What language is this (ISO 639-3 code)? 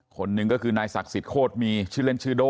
tha